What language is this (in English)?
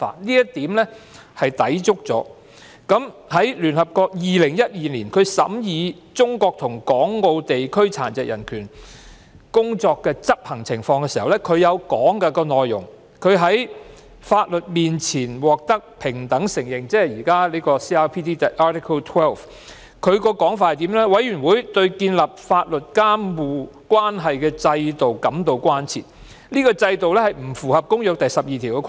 Cantonese